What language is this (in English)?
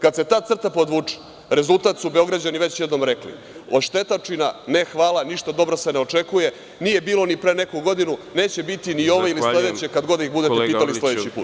Serbian